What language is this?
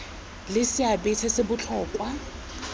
Tswana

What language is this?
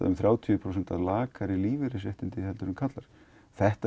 Icelandic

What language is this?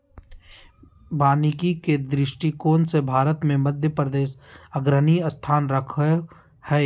Magahi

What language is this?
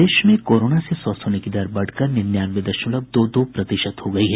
Hindi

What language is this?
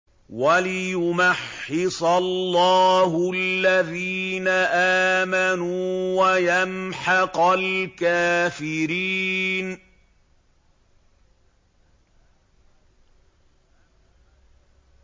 Arabic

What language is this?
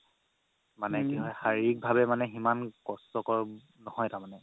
Assamese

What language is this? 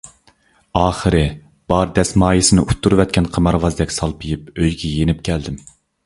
Uyghur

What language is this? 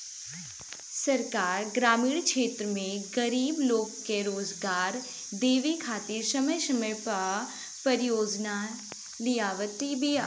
Bhojpuri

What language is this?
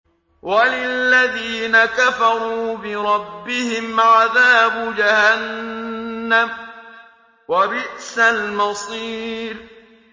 Arabic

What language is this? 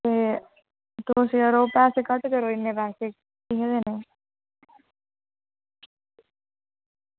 Dogri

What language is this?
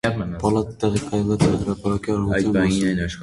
Armenian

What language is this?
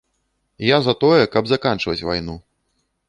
Belarusian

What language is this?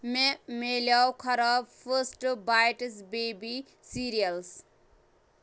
Kashmiri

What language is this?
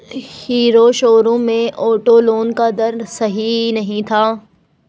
Hindi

